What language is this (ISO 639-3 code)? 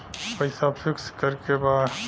bho